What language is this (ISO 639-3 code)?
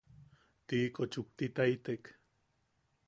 yaq